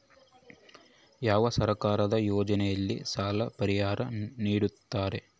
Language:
Kannada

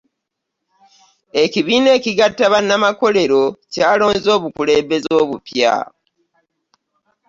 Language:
Ganda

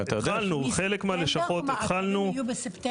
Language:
Hebrew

